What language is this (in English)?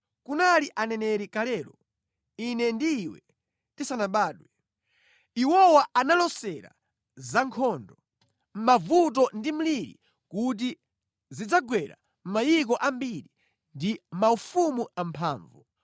Nyanja